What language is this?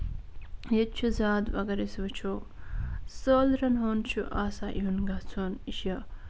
Kashmiri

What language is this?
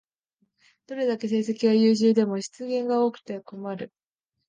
Japanese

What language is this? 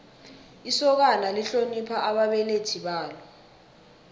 South Ndebele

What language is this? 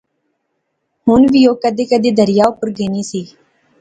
Pahari-Potwari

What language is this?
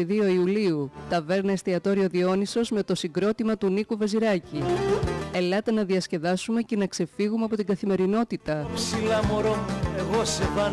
Greek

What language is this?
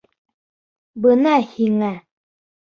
Bashkir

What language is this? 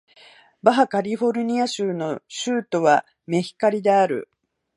Japanese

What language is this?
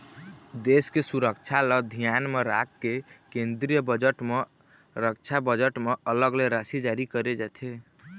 Chhattisgarhi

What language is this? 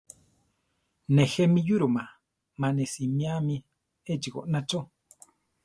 Central Tarahumara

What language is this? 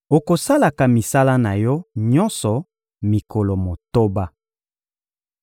Lingala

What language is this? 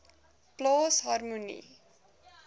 Afrikaans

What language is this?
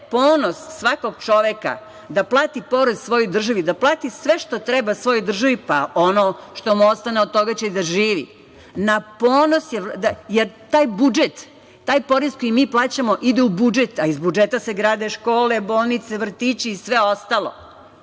Serbian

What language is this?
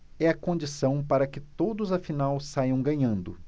Portuguese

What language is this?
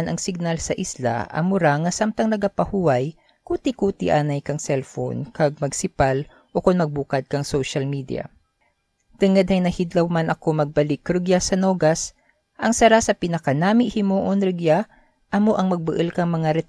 Filipino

